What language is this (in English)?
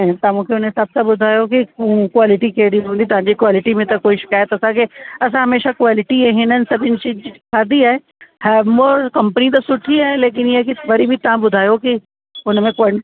Sindhi